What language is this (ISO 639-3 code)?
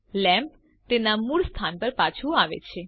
guj